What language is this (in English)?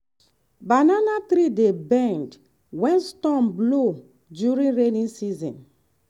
Nigerian Pidgin